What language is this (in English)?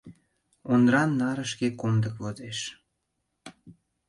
Mari